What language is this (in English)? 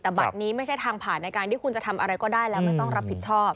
Thai